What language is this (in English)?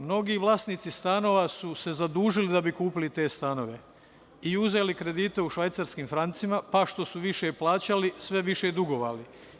Serbian